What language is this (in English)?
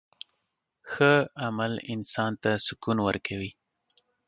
Pashto